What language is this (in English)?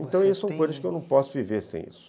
Portuguese